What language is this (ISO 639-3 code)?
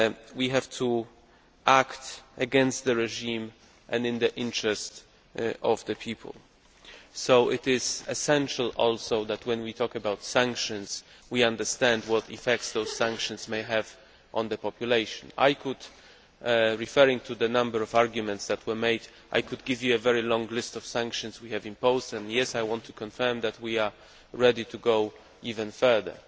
eng